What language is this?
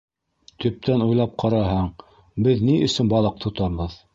Bashkir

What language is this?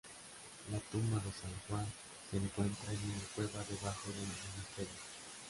Spanish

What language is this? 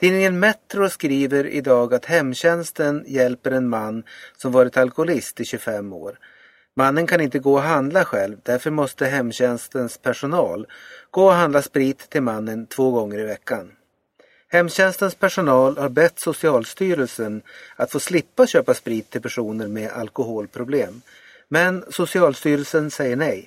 Swedish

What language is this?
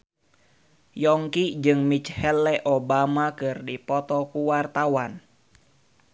Sundanese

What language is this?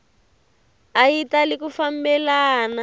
Tsonga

